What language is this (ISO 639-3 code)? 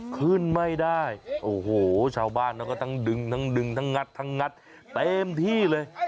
tha